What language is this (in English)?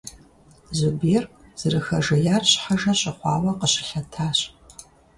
Kabardian